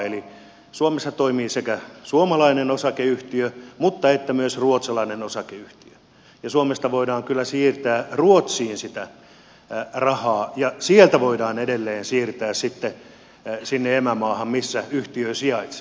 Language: Finnish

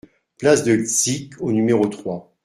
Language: French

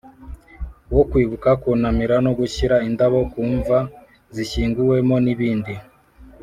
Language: Kinyarwanda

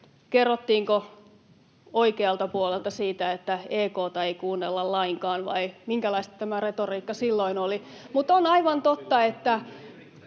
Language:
Finnish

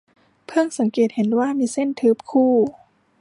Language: Thai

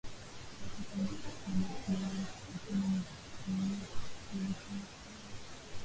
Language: Swahili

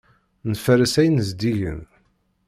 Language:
Kabyle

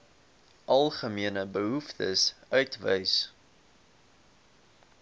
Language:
Afrikaans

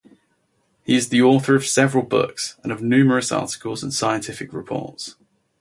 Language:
English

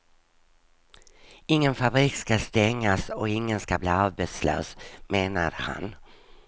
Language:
Swedish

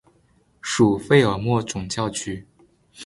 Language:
Chinese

